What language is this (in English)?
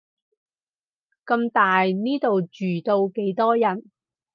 Cantonese